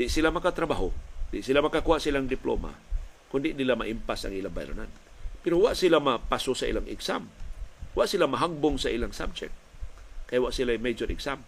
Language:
Filipino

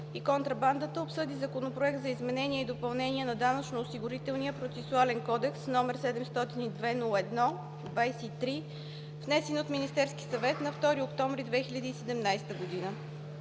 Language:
Bulgarian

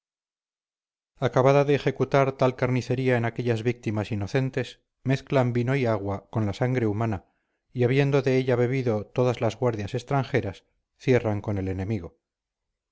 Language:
Spanish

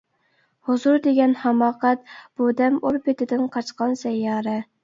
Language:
Uyghur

